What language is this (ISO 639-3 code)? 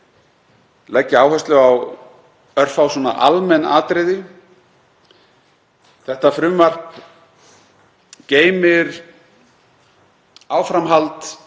isl